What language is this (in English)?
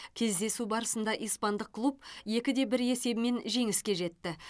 Kazakh